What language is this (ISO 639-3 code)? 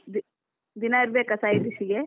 kan